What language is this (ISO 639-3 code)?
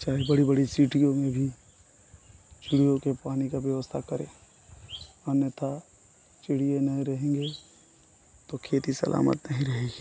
hin